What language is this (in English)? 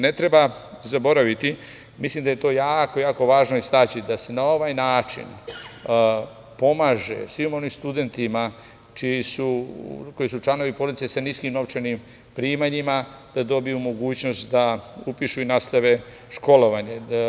Serbian